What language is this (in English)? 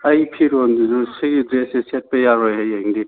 Manipuri